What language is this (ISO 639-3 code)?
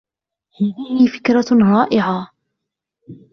ara